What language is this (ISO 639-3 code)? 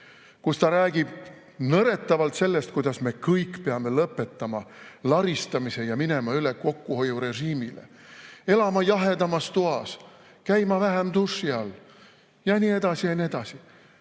est